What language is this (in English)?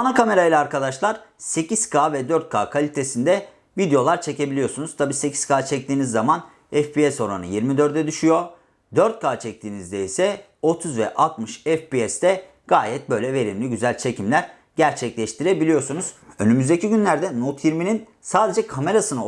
Turkish